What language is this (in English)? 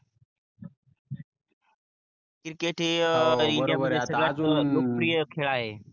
Marathi